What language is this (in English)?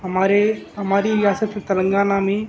Urdu